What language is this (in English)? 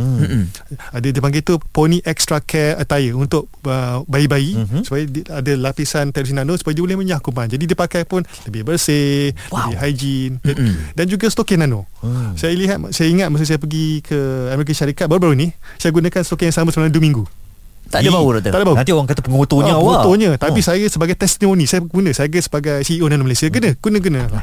Malay